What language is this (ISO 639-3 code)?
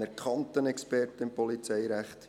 gsw